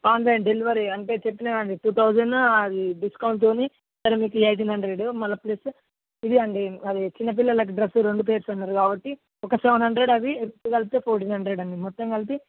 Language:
Telugu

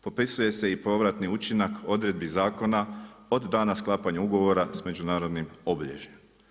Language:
Croatian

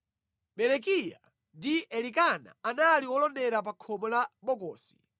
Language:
Nyanja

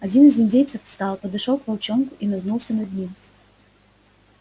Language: Russian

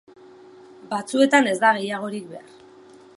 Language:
Basque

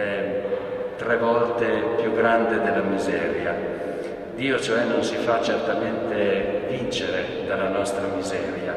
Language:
Italian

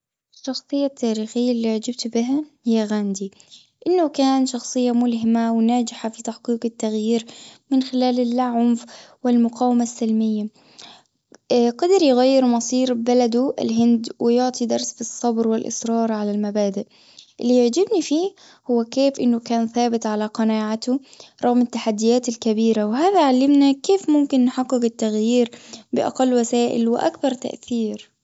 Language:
Gulf Arabic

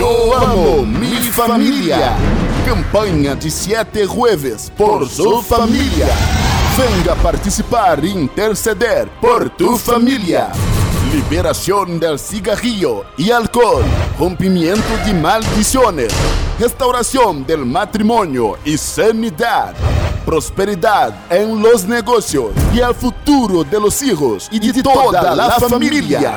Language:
Portuguese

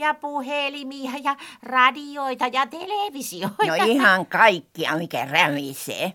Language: Finnish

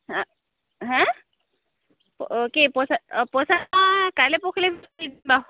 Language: Assamese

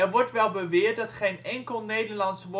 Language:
Dutch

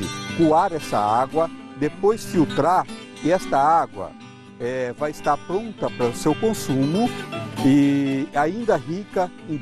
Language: Portuguese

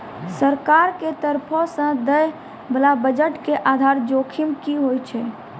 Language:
Maithili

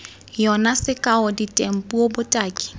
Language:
Tswana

